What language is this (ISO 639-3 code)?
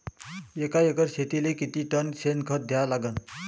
mar